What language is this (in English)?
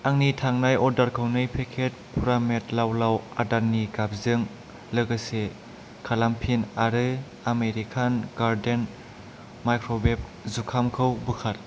Bodo